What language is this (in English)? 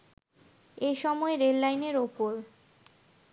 Bangla